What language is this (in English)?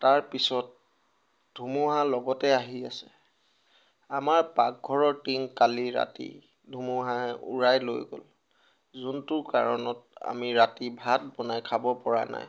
Assamese